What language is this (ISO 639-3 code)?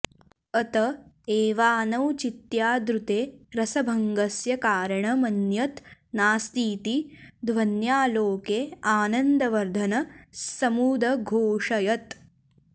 san